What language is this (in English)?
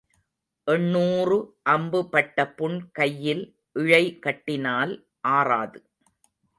Tamil